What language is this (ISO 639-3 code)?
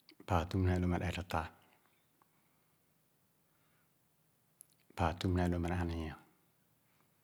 ogo